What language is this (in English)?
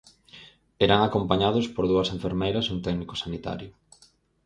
Galician